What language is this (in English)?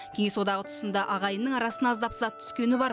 Kazakh